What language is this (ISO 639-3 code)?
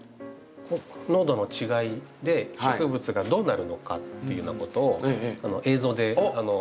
jpn